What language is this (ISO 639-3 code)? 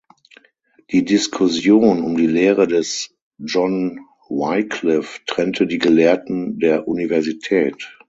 deu